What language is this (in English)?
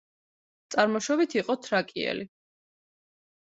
Georgian